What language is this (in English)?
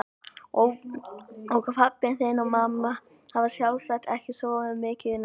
Icelandic